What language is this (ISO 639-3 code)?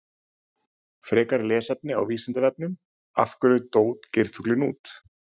isl